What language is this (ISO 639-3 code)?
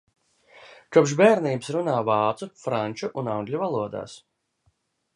lav